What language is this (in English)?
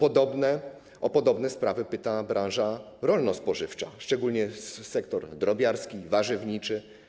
Polish